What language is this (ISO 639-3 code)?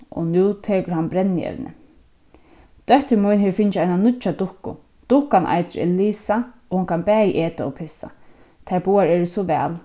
fao